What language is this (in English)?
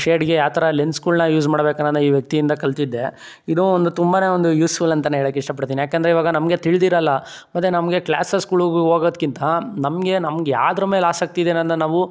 Kannada